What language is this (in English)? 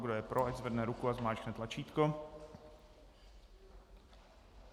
Czech